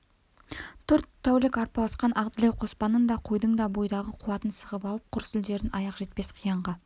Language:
Kazakh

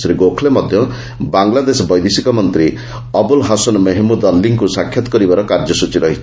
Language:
Odia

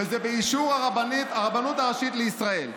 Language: Hebrew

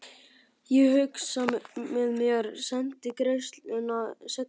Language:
Icelandic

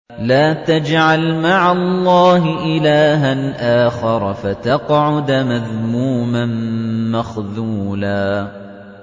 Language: Arabic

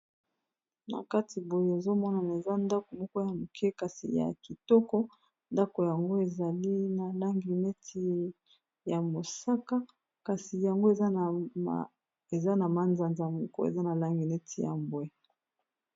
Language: Lingala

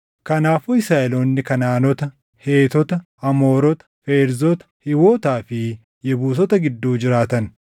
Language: Oromo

